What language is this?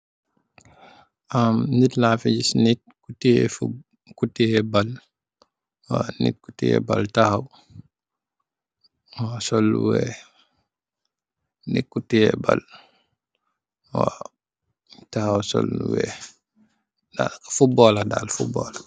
Wolof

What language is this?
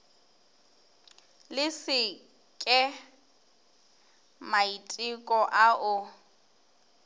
Northern Sotho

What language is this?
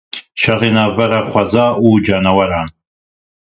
Kurdish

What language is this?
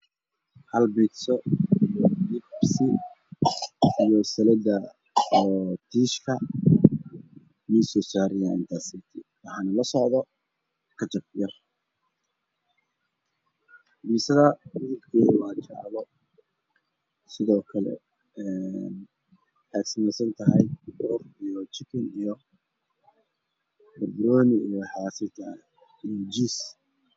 Somali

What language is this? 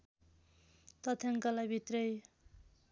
Nepali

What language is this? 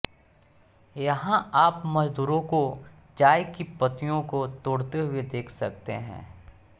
Hindi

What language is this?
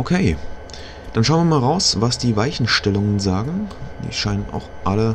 German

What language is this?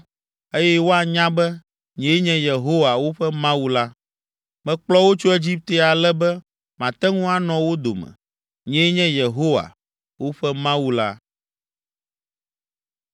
Ewe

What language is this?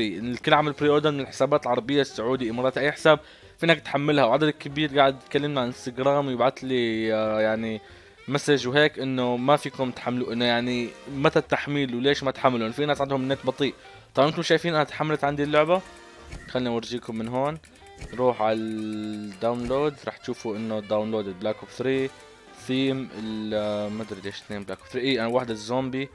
Arabic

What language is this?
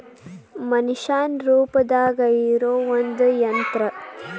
Kannada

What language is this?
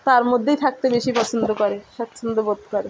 Bangla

